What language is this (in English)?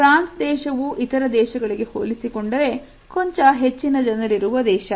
Kannada